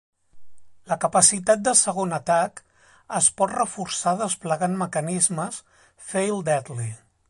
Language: Catalan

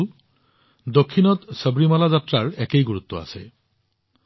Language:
Assamese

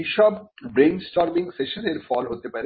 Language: Bangla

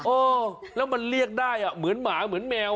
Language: Thai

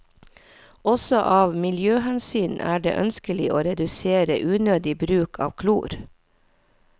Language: Norwegian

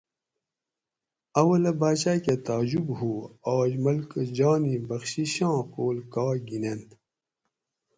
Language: Gawri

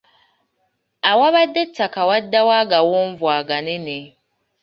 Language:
Ganda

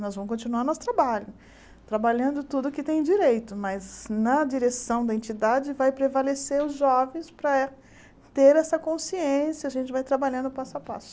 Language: Portuguese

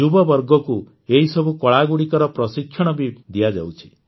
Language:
Odia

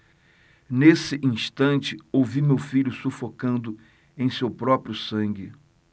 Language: Portuguese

